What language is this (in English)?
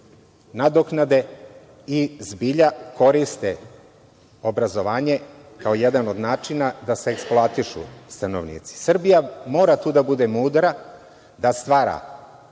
Serbian